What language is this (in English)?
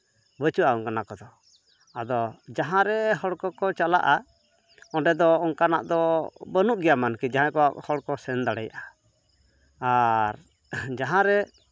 Santali